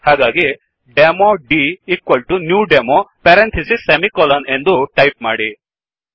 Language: Kannada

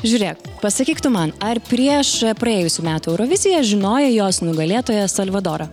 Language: Lithuanian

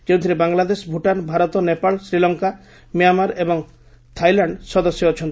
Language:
Odia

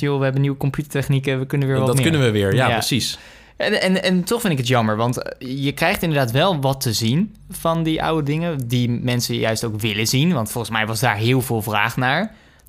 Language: Dutch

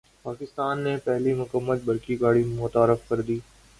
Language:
Urdu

